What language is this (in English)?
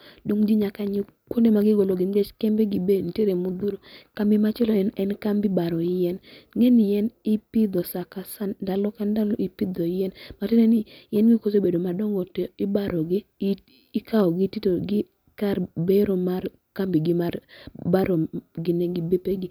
Luo (Kenya and Tanzania)